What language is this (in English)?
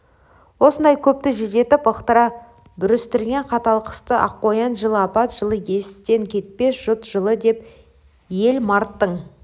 Kazakh